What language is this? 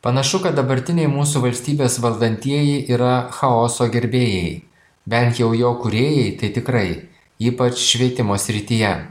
Lithuanian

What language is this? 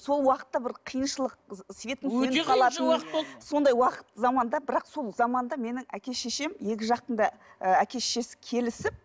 Kazakh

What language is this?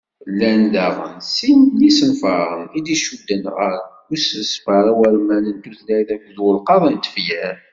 Kabyle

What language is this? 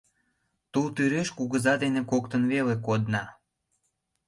Mari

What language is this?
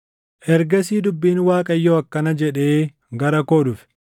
Oromo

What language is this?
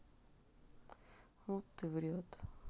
Russian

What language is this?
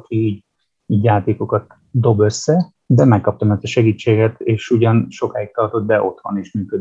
Hungarian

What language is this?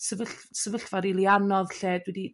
Welsh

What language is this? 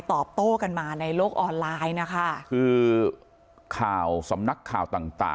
Thai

